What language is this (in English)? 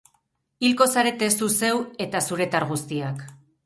Basque